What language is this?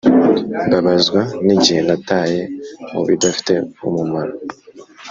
Kinyarwanda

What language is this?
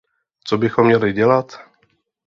Czech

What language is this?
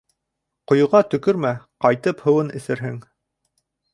Bashkir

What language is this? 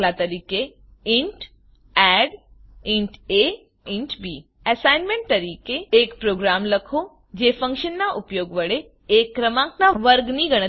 Gujarati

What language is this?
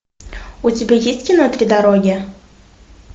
Russian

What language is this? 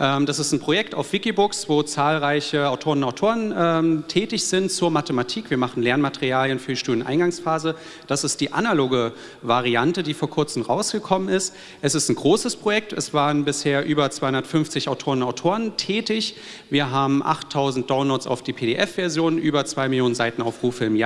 German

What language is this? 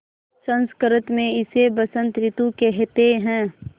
Hindi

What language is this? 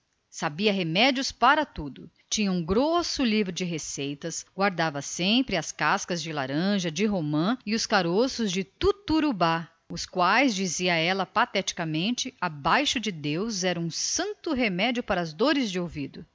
Portuguese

